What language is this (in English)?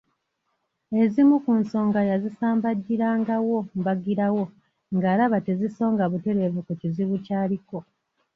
Ganda